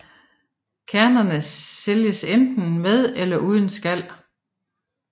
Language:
Danish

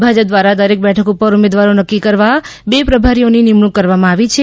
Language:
Gujarati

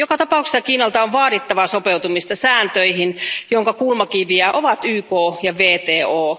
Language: Finnish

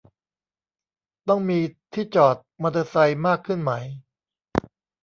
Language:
Thai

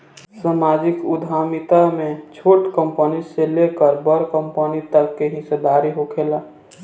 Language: Bhojpuri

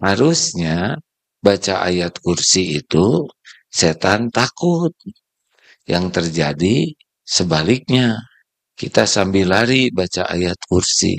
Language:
Indonesian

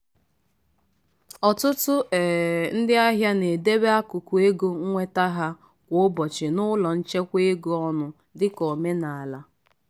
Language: Igbo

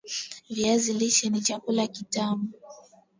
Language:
Swahili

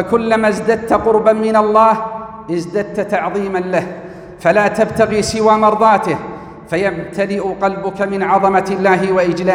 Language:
Arabic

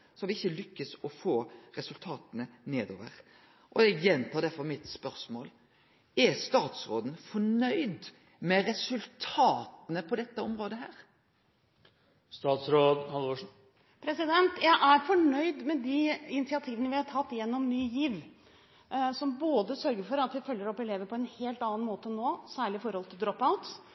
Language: Norwegian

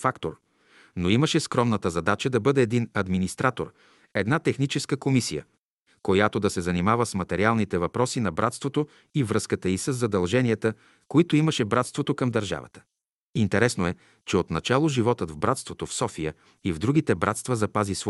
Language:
Bulgarian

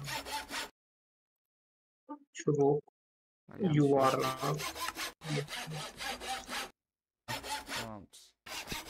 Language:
Turkish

